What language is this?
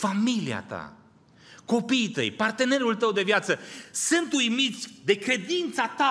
Romanian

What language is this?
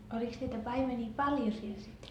Finnish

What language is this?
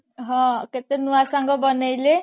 Odia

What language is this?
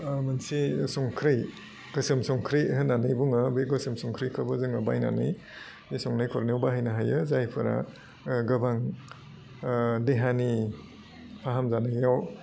Bodo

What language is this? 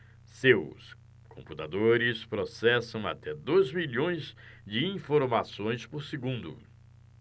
Portuguese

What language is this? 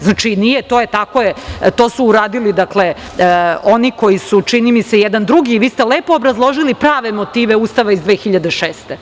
Serbian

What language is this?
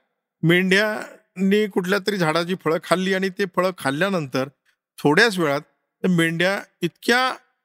Marathi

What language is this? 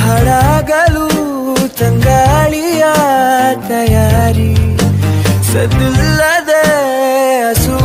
Arabic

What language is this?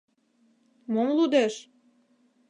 Mari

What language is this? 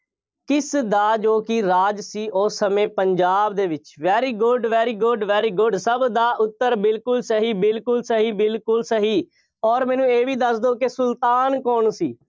Punjabi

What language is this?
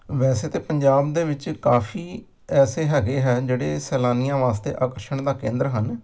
Punjabi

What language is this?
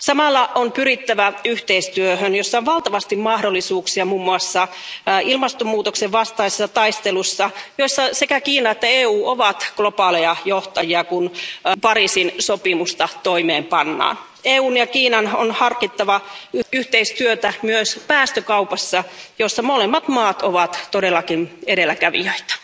Finnish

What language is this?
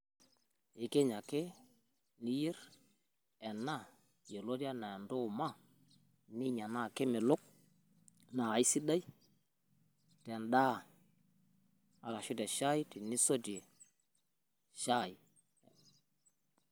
Masai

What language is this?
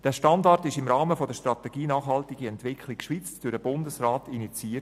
Swiss German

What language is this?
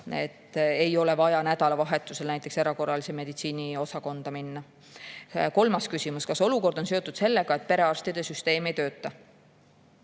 Estonian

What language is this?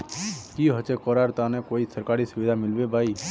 Magahi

